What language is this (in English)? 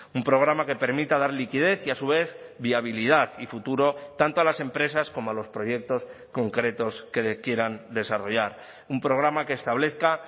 Spanish